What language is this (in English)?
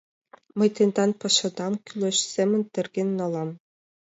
Mari